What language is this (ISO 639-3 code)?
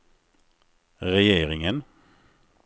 swe